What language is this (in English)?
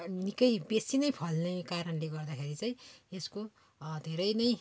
Nepali